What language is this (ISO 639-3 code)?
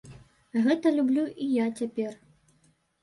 bel